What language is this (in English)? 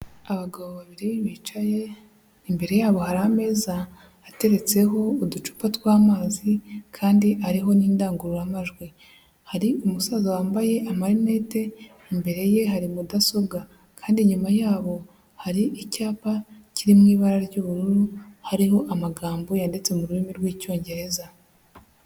Kinyarwanda